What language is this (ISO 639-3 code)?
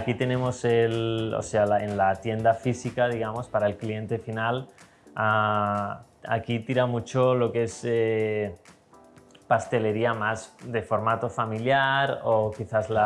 spa